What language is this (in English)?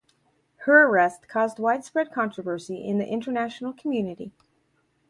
English